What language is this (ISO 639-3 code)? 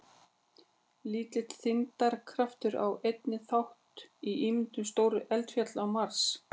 isl